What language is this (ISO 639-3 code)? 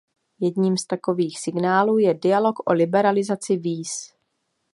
ces